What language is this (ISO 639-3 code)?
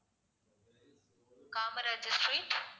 tam